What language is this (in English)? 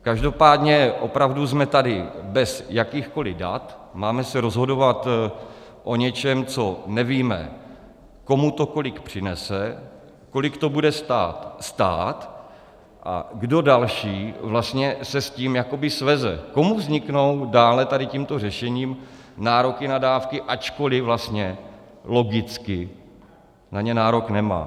Czech